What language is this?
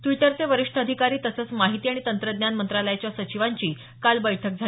Marathi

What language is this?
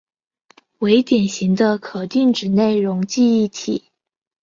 Chinese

